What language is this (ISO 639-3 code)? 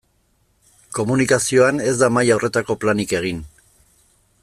eus